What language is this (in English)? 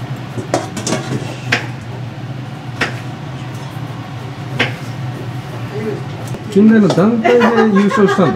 Japanese